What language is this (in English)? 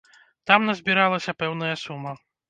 Belarusian